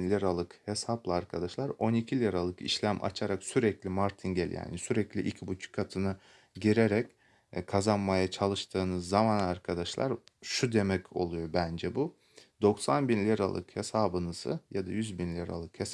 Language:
Turkish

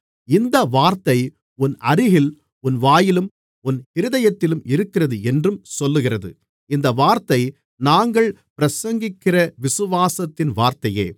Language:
Tamil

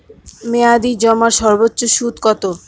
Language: Bangla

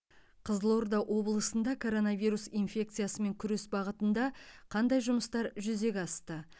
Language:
Kazakh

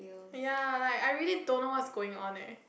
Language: English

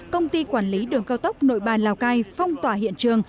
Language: Vietnamese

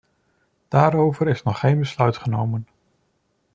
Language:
Dutch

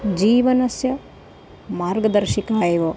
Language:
Sanskrit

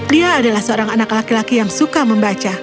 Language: Indonesian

